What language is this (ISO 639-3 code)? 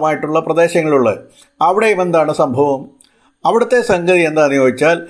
mal